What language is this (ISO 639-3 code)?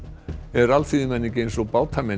isl